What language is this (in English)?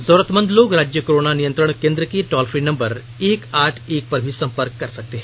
Hindi